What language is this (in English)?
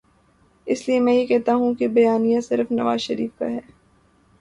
Urdu